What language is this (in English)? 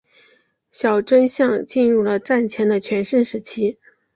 Chinese